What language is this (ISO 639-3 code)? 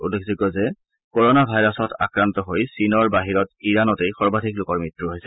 asm